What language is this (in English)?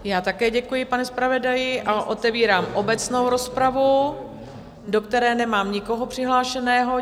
Czech